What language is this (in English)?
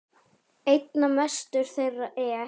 Icelandic